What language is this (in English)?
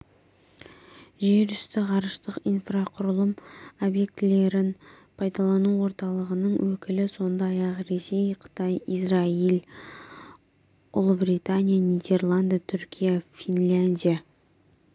Kazakh